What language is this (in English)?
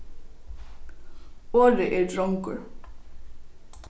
Faroese